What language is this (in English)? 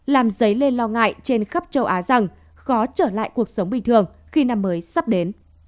Vietnamese